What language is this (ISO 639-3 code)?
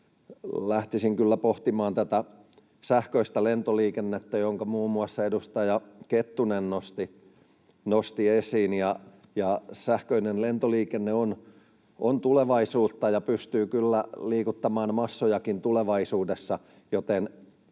fin